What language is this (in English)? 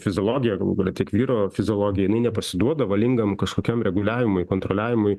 Lithuanian